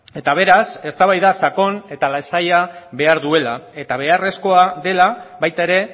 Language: Basque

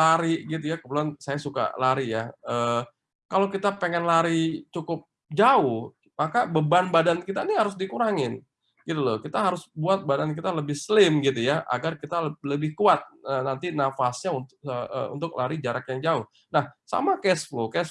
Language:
Indonesian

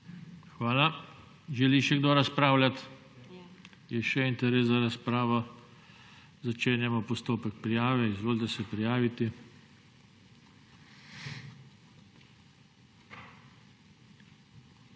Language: Slovenian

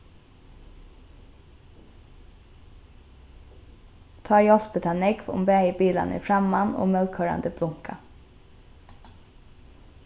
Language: Faroese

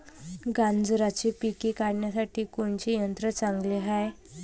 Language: Marathi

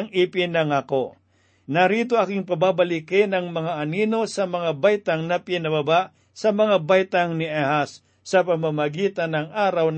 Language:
Filipino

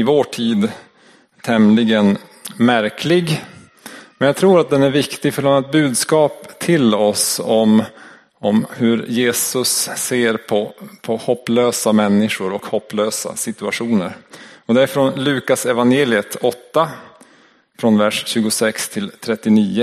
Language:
Swedish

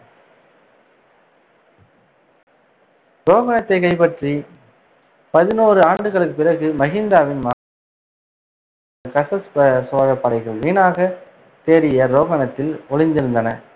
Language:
Tamil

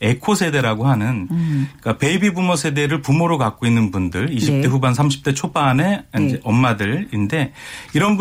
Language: Korean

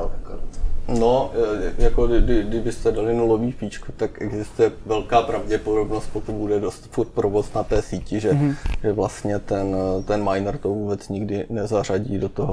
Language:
Czech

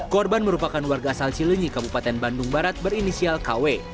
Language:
Indonesian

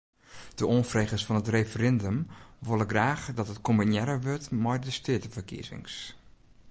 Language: Western Frisian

